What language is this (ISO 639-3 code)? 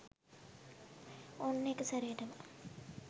sin